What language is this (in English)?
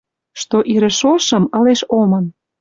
Western Mari